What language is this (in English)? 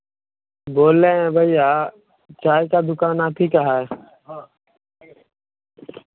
Hindi